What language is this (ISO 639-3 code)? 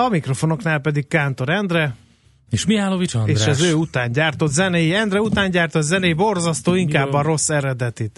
hun